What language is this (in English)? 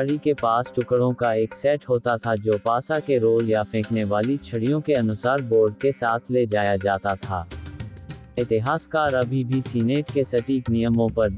Hindi